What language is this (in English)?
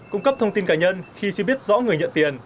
Vietnamese